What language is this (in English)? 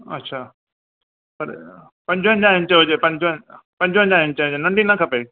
Sindhi